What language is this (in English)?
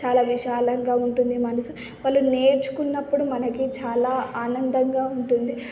Telugu